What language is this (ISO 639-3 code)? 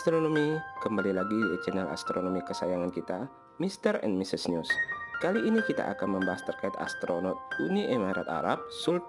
ind